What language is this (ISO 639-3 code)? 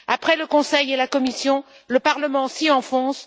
fra